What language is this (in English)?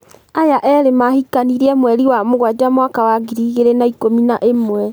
Kikuyu